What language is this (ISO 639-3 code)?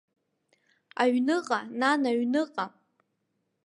abk